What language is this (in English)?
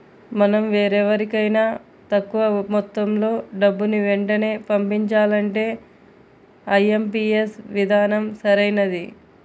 Telugu